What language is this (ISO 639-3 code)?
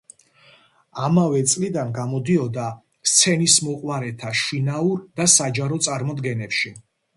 kat